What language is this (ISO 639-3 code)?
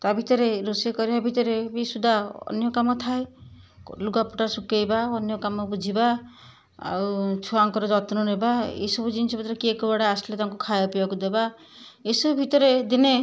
ori